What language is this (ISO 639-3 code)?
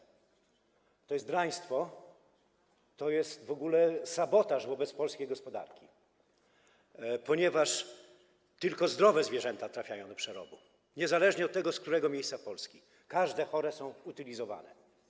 pol